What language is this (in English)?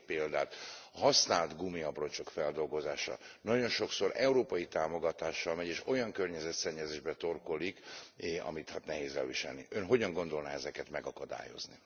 Hungarian